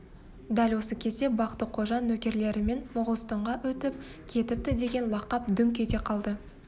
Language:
Kazakh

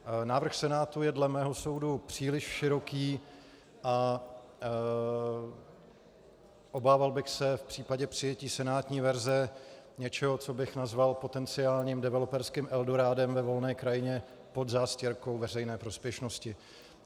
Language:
Czech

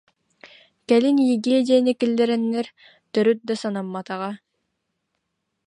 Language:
Yakut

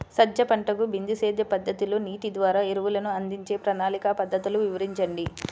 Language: Telugu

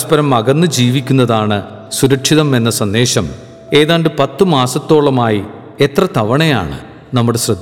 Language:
Malayalam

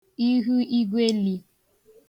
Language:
Igbo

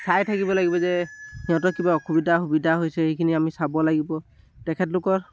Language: Assamese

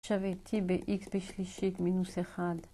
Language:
Hebrew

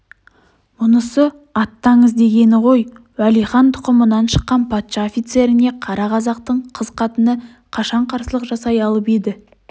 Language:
Kazakh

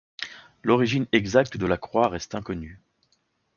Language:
French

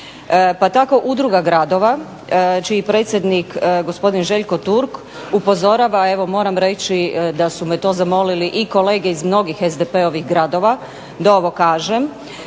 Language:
Croatian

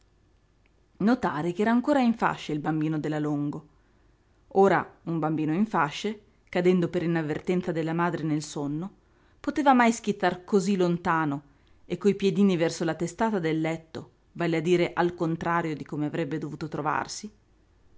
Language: Italian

